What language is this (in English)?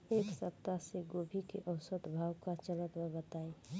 Bhojpuri